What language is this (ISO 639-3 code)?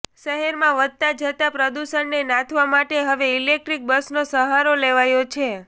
guj